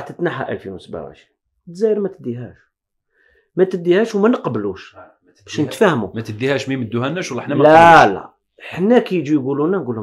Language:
Arabic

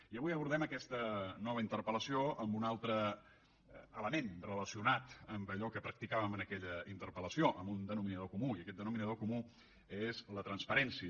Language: Catalan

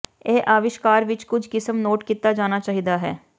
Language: Punjabi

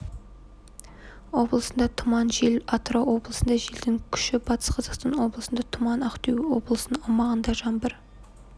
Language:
Kazakh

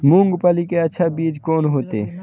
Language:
Maithili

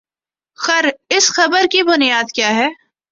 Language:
Urdu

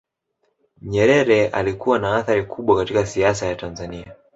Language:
Swahili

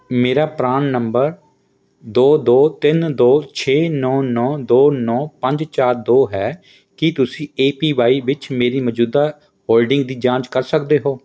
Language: Punjabi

